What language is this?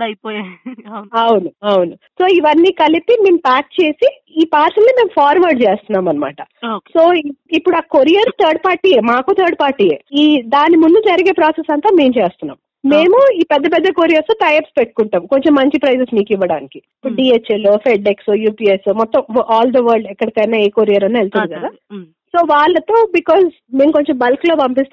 Telugu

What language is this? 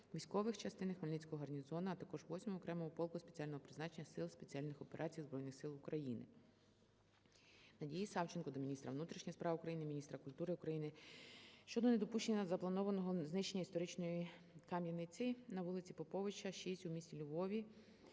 Ukrainian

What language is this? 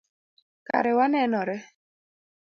Luo (Kenya and Tanzania)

